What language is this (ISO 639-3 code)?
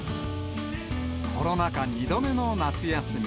jpn